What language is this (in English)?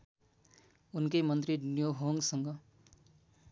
Nepali